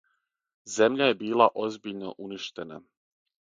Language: Serbian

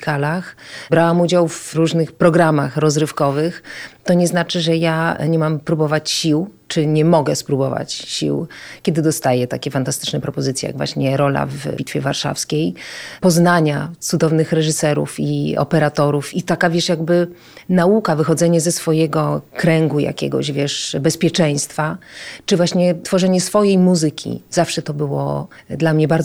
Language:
Polish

